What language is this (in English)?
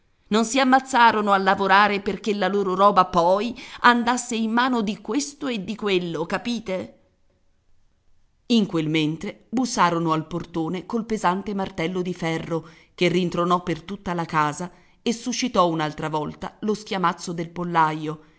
Italian